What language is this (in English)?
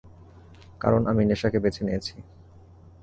Bangla